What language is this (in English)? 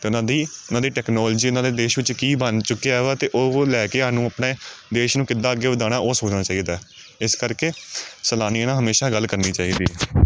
Punjabi